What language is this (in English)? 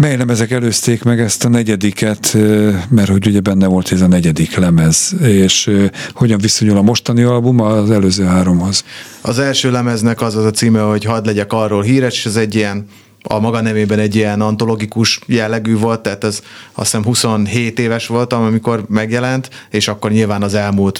Hungarian